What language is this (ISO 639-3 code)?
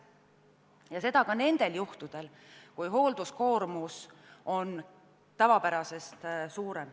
est